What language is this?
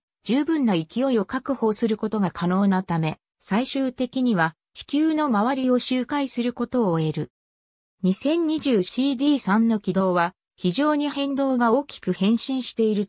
Japanese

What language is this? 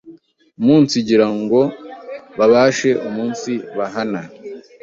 Kinyarwanda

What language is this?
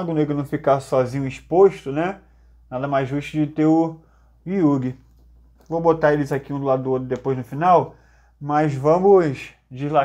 Portuguese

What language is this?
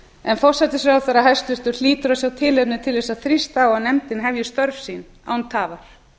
Icelandic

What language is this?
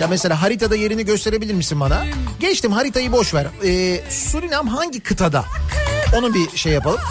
Turkish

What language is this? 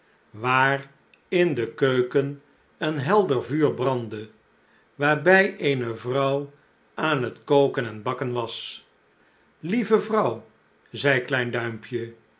Dutch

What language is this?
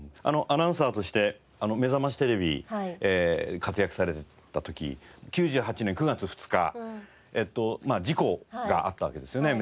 Japanese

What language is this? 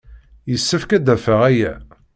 Kabyle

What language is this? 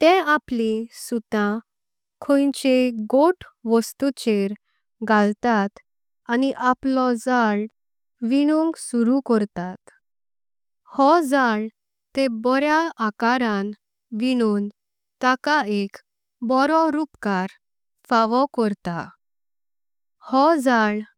Konkani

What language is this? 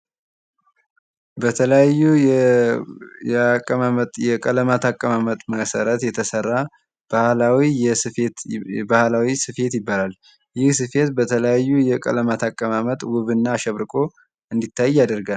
Amharic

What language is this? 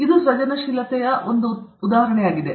Kannada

